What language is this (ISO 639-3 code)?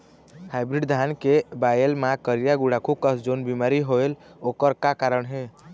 hne